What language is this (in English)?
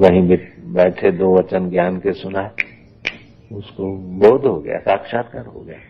Hindi